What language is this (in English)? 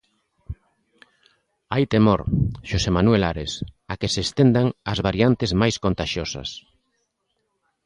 Galician